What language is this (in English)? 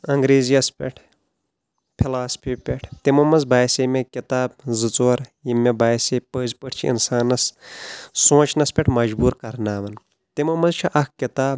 Kashmiri